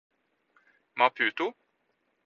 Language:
Norwegian Bokmål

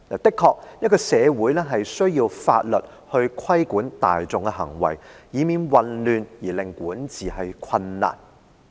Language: Cantonese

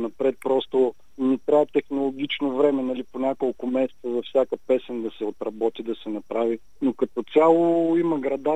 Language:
Bulgarian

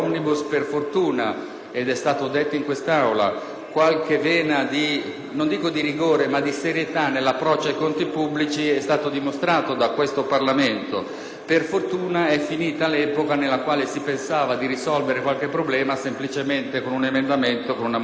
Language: Italian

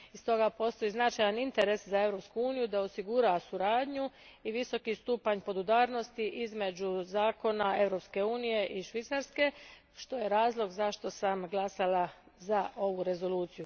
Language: Croatian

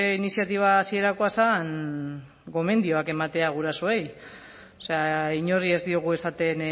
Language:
Basque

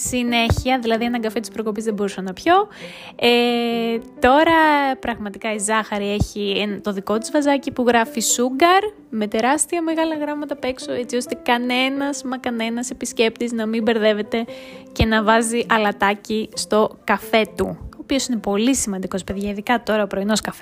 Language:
Greek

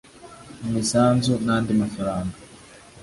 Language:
Kinyarwanda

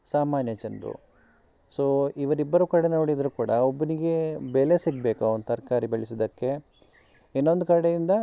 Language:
Kannada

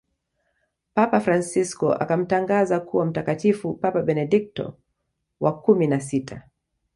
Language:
Swahili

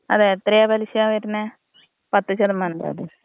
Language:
Malayalam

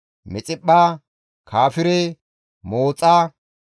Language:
Gamo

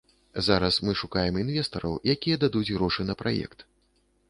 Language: Belarusian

